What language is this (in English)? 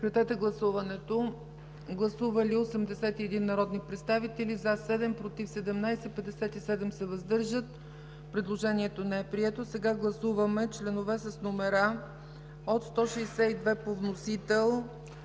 Bulgarian